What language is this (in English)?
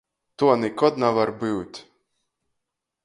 Latgalian